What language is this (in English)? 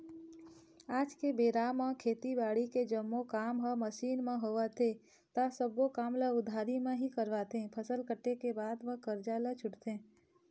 Chhattisgarhi